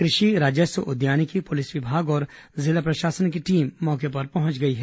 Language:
Hindi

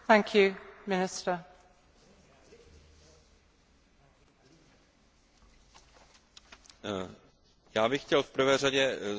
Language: Czech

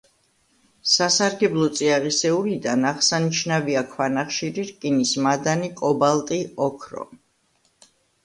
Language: Georgian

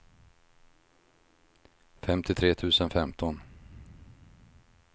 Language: Swedish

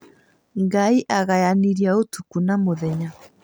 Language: Kikuyu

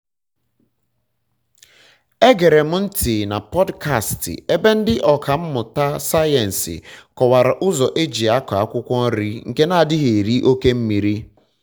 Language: Igbo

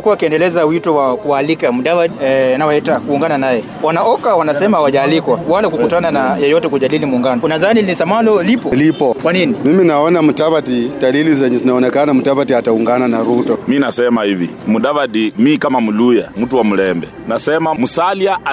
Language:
Swahili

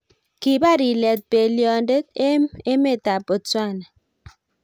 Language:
Kalenjin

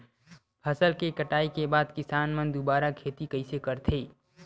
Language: Chhattisgarhi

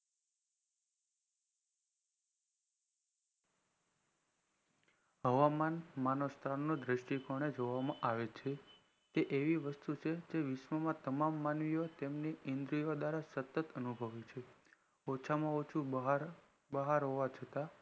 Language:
Gujarati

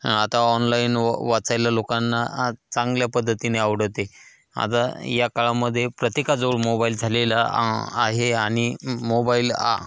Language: Marathi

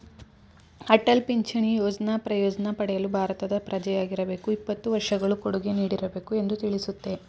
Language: Kannada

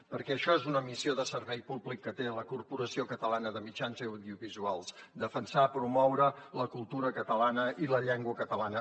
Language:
Catalan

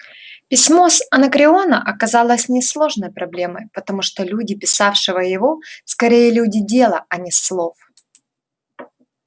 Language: Russian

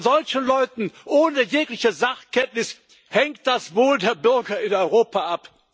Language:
German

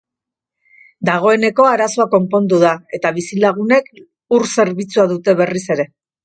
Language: Basque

